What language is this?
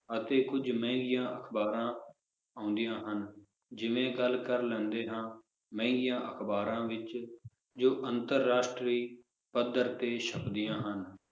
Punjabi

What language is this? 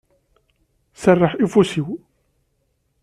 Kabyle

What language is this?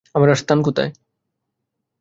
Bangla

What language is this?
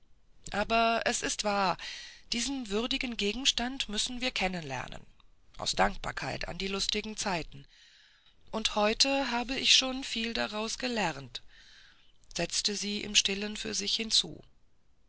German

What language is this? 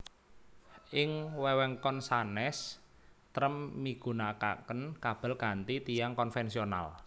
Javanese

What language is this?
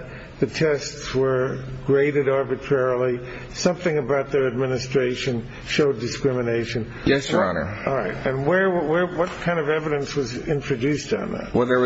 English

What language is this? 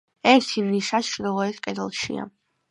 Georgian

